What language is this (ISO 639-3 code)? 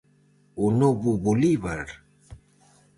glg